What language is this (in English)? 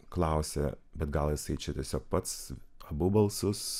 Lithuanian